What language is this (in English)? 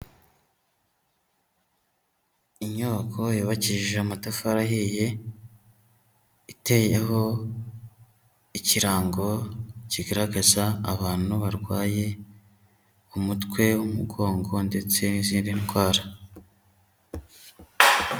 Kinyarwanda